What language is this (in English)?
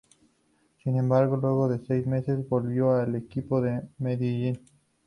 Spanish